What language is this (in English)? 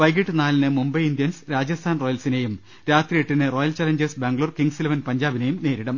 Malayalam